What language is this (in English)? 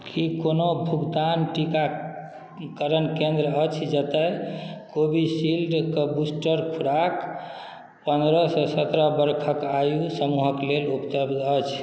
Maithili